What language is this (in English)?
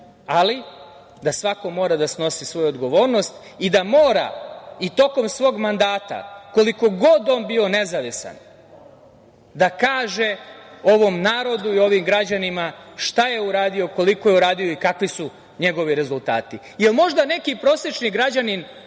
Serbian